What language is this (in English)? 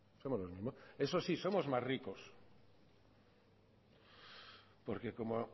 Spanish